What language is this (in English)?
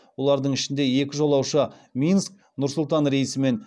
Kazakh